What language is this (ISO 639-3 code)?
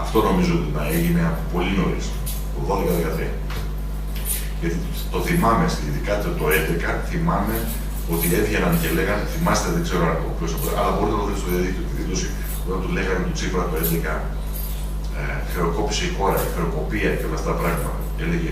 ell